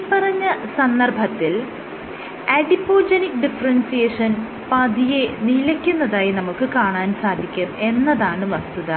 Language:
Malayalam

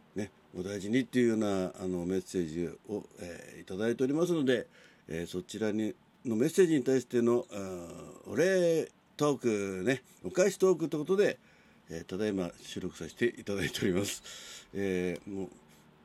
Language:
Japanese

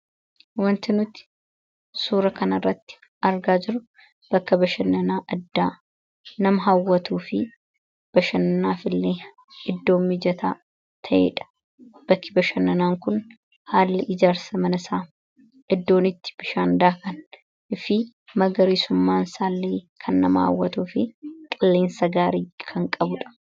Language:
Oromo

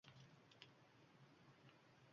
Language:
Uzbek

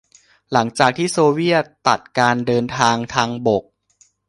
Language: Thai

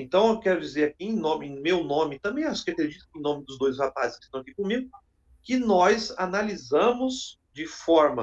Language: Portuguese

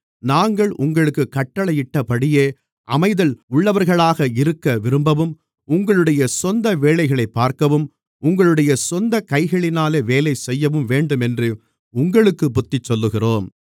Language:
Tamil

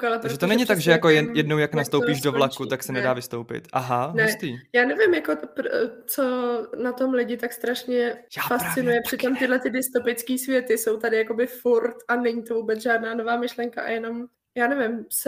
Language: Czech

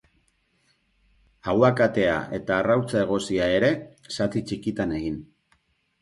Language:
Basque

